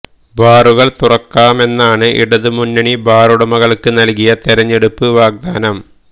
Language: Malayalam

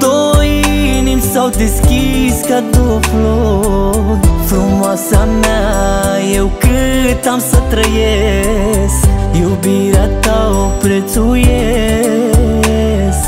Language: Romanian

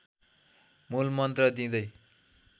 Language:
Nepali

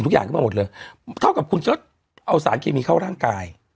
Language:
Thai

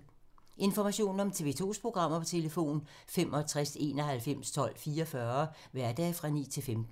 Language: Danish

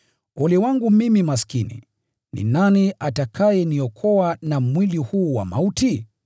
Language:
Swahili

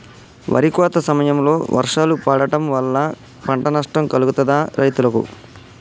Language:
Telugu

